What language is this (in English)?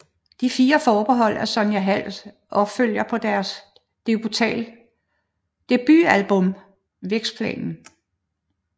Danish